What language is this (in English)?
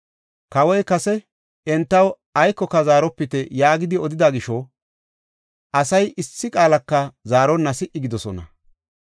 Gofa